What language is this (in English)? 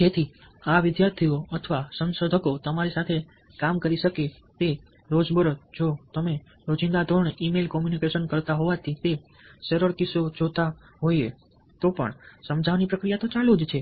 Gujarati